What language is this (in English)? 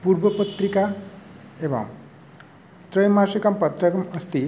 Sanskrit